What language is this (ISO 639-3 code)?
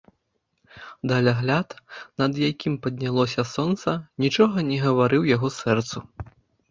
bel